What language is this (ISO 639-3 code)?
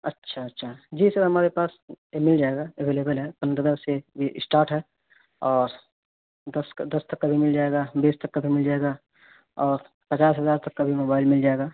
urd